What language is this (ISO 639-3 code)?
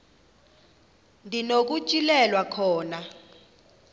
xho